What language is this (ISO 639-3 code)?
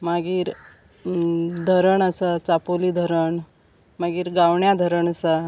kok